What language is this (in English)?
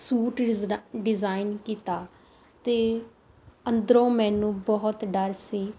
Punjabi